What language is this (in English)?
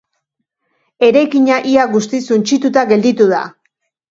Basque